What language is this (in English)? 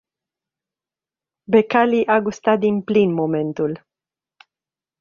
Romanian